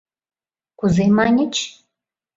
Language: Mari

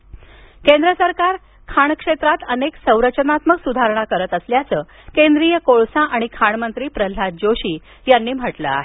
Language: Marathi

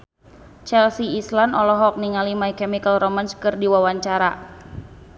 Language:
Sundanese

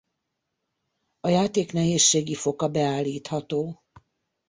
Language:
Hungarian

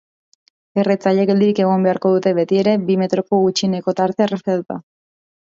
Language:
Basque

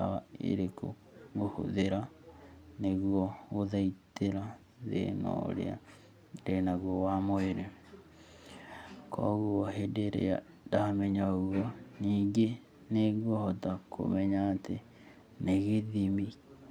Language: Kikuyu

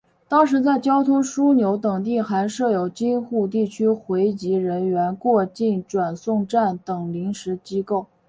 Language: Chinese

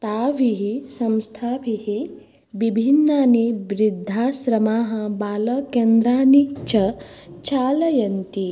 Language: Sanskrit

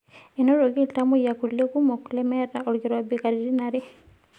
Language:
Masai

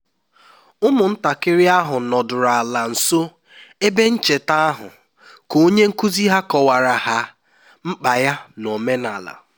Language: Igbo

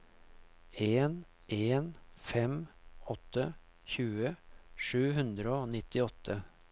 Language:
Norwegian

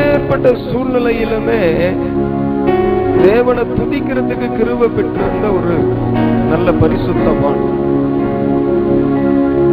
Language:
Tamil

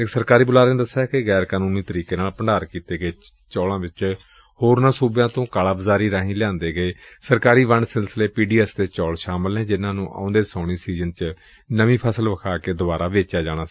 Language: Punjabi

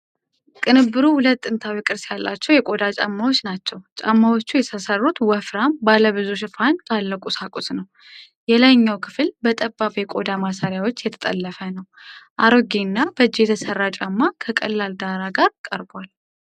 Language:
Amharic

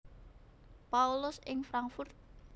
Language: Javanese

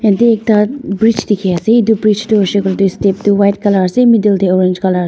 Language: Naga Pidgin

